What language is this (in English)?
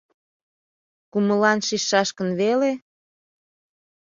Mari